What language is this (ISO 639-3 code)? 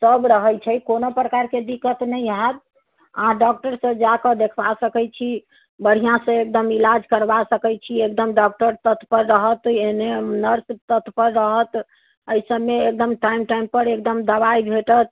mai